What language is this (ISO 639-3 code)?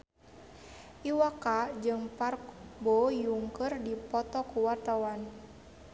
sun